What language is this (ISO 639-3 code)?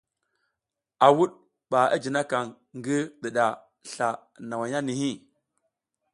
giz